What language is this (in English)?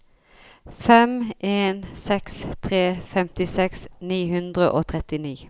Norwegian